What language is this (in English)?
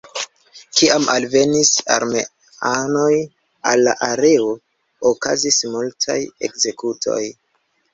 Esperanto